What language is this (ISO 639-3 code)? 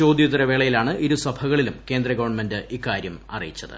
mal